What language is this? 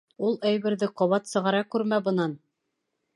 Bashkir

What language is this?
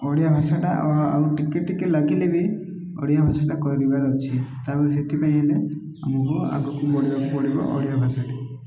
Odia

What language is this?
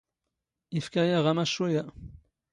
Standard Moroccan Tamazight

